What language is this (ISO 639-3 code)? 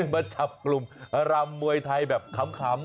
tha